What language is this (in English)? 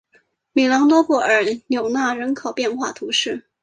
Chinese